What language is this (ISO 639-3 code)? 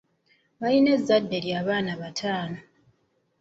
lug